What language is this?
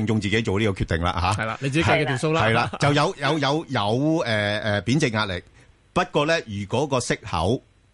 Chinese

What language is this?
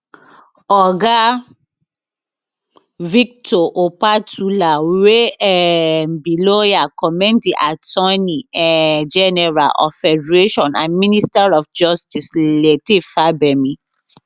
Nigerian Pidgin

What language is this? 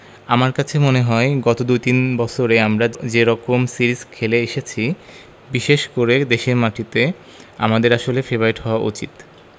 Bangla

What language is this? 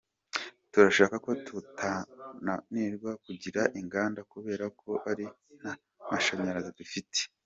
Kinyarwanda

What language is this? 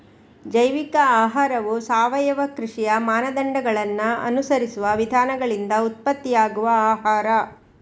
Kannada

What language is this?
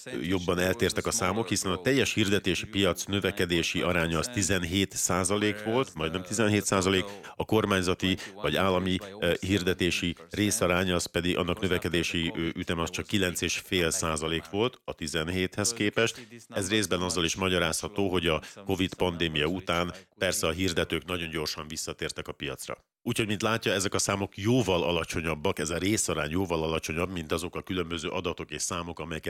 Hungarian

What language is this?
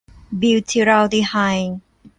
Thai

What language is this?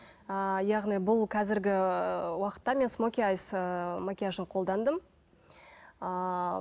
Kazakh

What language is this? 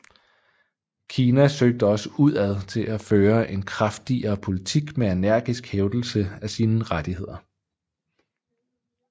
Danish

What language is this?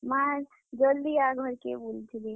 Odia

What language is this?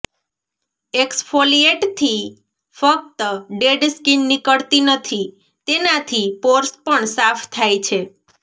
Gujarati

